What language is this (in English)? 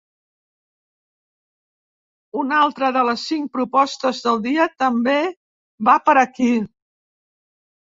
Catalan